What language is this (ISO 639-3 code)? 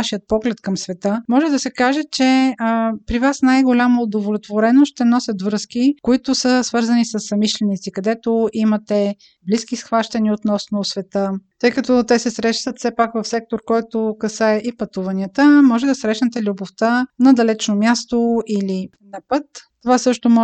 bul